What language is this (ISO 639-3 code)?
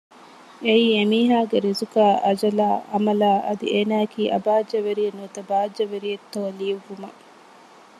div